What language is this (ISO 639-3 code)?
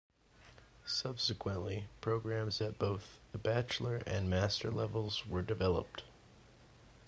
eng